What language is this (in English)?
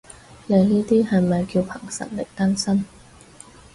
Cantonese